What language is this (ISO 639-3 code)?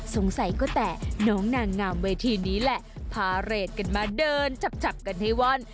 tha